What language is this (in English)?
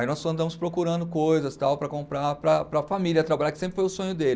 Portuguese